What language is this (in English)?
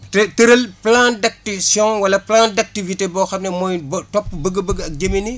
Wolof